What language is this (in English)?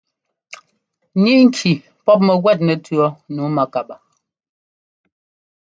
Ngomba